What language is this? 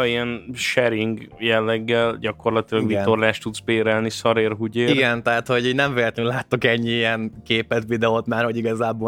Hungarian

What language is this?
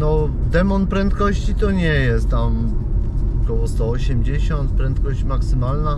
Polish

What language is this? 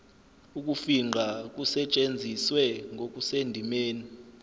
Zulu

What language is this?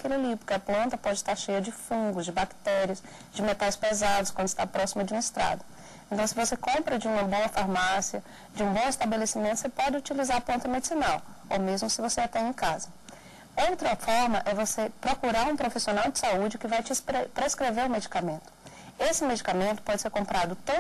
Portuguese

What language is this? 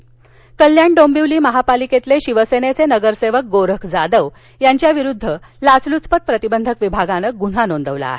Marathi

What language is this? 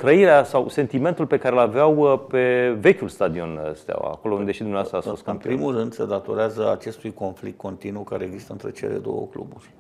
Romanian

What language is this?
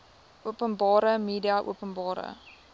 Afrikaans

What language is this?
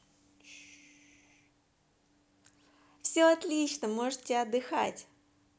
Russian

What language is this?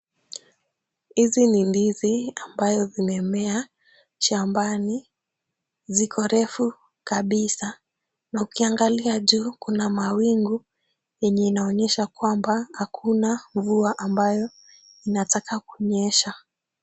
Swahili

